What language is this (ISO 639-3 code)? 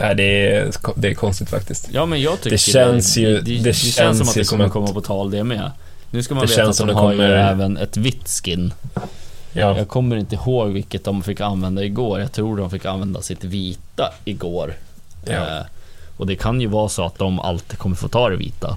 swe